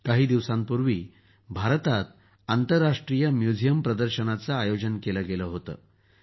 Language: Marathi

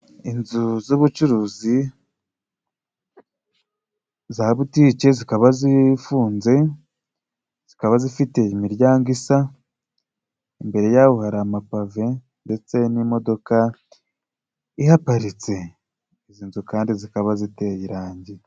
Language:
Kinyarwanda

